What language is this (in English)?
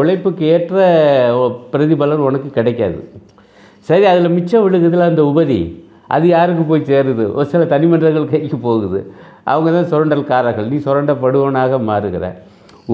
Tamil